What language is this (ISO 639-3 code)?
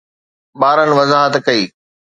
snd